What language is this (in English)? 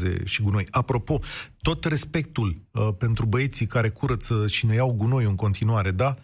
Romanian